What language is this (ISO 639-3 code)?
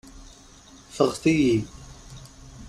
kab